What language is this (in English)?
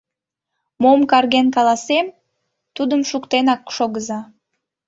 Mari